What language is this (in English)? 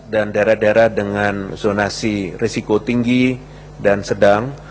Indonesian